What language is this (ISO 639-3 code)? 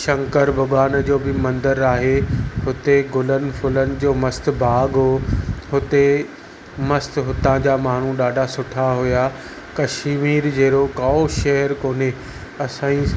snd